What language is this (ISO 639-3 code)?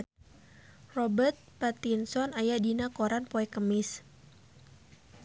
sun